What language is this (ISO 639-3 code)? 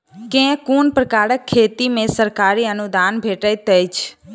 mai